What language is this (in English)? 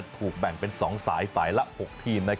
Thai